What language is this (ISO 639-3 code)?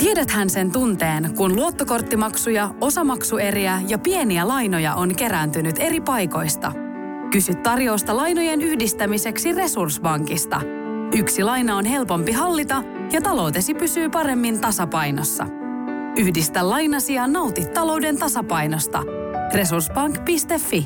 fin